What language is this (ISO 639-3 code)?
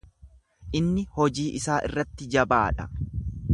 orm